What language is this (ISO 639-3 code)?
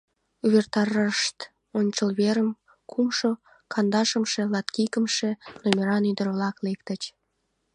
chm